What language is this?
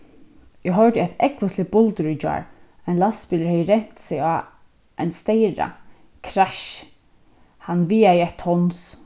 Faroese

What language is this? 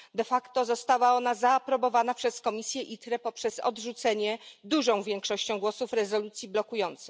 Polish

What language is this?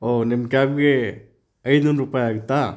Kannada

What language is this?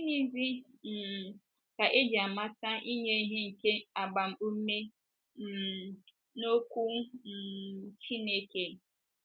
Igbo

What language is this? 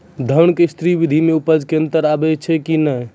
Maithili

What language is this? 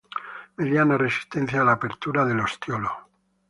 Spanish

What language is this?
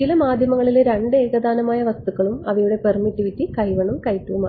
Malayalam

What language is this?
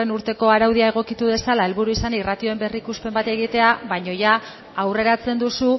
Basque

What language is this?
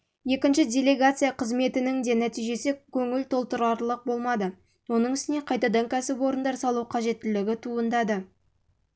Kazakh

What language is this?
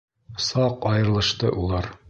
Bashkir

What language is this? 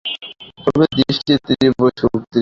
Bangla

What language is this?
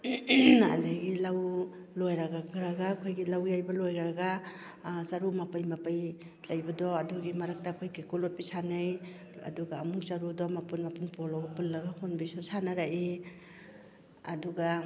Manipuri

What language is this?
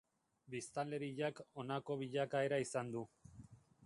Basque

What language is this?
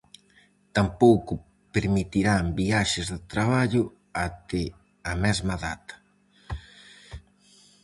Galician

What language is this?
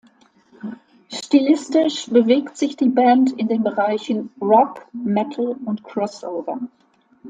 German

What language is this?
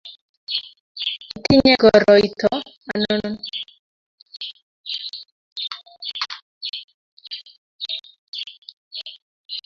Kalenjin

